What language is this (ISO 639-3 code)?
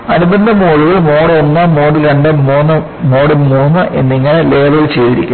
mal